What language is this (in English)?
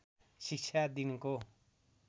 Nepali